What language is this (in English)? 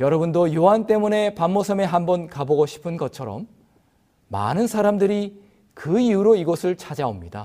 Korean